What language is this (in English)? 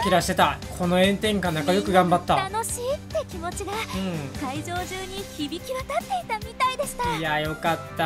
Japanese